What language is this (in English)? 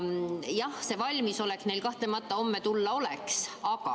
Estonian